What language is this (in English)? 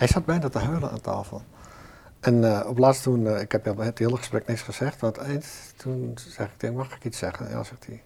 Dutch